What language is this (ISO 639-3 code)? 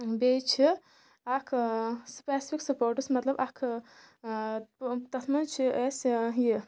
kas